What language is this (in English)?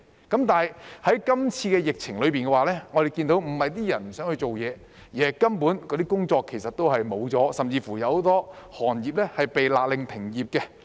Cantonese